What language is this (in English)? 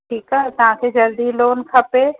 Sindhi